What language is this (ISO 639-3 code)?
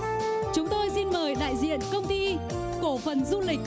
vie